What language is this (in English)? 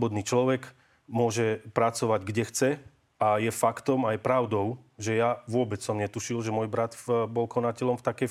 Slovak